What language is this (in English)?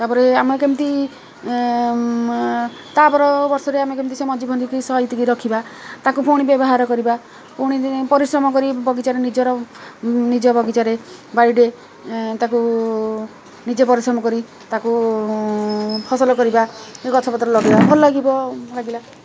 Odia